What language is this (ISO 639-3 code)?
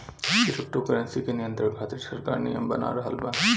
bho